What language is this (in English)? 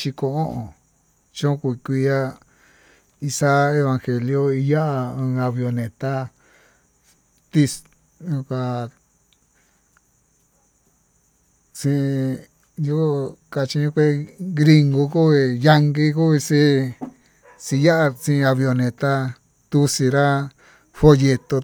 Tututepec Mixtec